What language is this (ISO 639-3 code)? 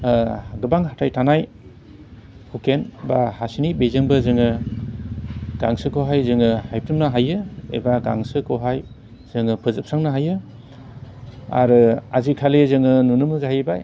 brx